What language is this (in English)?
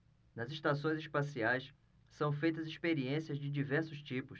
Portuguese